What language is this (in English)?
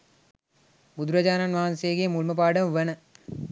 Sinhala